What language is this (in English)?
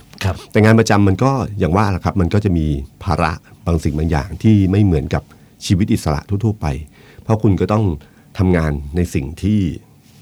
Thai